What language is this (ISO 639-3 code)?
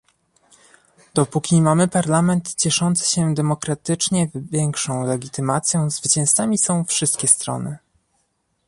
pol